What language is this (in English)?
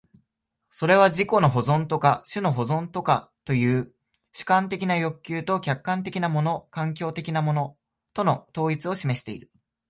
Japanese